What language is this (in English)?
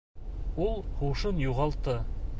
Bashkir